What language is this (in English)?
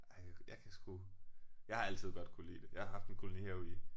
Danish